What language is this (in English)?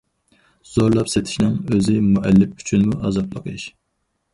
Uyghur